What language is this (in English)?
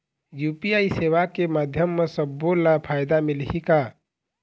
Chhattisgarhi